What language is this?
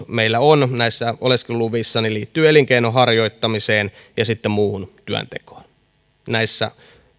Finnish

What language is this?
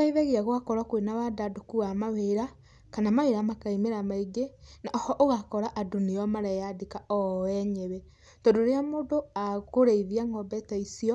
Kikuyu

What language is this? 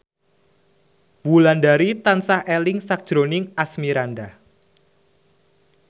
Javanese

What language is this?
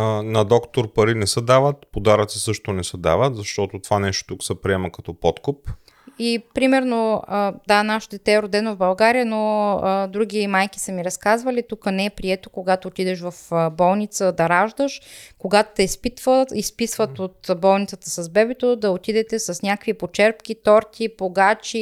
Bulgarian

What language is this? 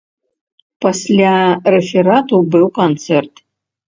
Belarusian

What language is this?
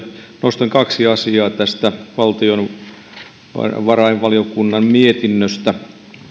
Finnish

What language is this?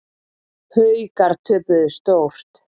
Icelandic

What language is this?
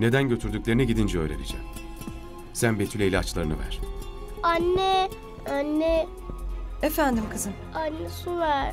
Turkish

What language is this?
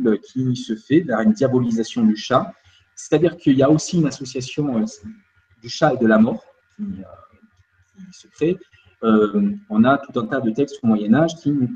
French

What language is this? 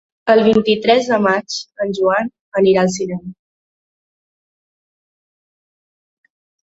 Catalan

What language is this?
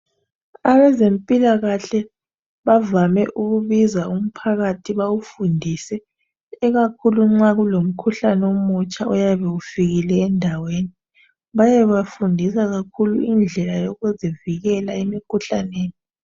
North Ndebele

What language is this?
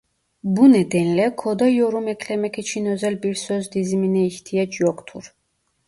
Turkish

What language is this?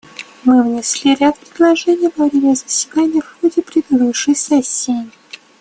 Russian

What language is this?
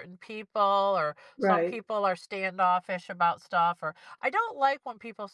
English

